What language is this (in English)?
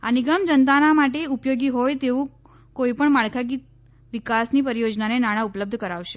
Gujarati